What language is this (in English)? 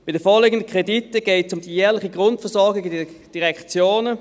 Swiss German